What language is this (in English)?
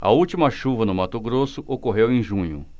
Portuguese